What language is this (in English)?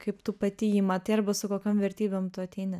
Lithuanian